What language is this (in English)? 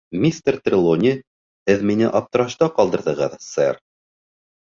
Bashkir